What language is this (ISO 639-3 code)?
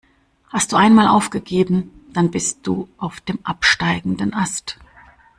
deu